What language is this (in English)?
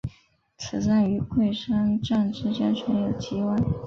Chinese